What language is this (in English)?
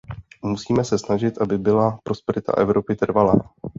Czech